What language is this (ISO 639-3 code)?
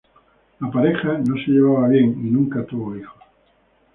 spa